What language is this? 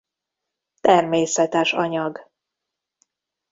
Hungarian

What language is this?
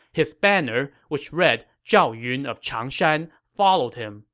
English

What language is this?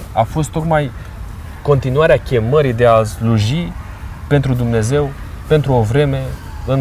Romanian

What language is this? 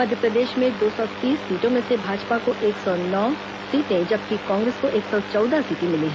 Hindi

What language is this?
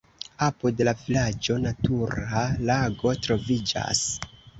Esperanto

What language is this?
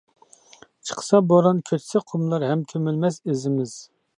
Uyghur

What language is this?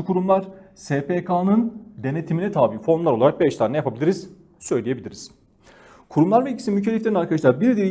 Turkish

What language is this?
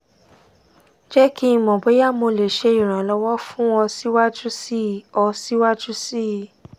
Yoruba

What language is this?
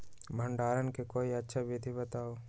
Magahi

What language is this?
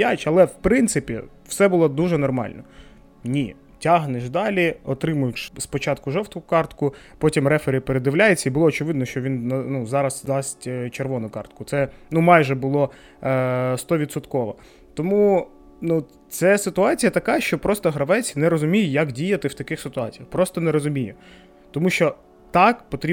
Ukrainian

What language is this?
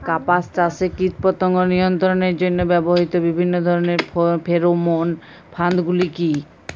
Bangla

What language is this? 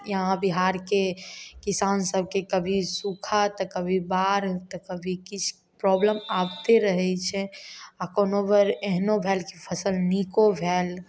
Maithili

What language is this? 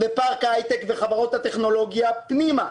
Hebrew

